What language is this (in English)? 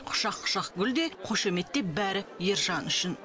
Kazakh